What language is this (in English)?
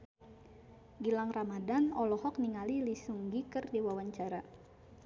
Sundanese